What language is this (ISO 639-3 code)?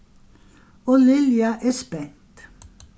fao